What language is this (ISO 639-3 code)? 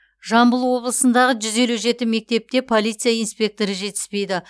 kaz